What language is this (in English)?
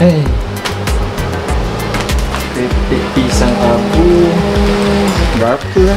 Malay